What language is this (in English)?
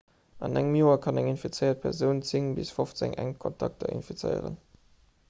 Luxembourgish